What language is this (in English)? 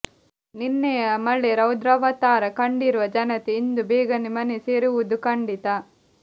Kannada